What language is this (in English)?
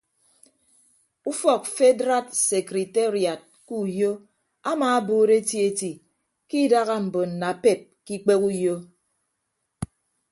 Ibibio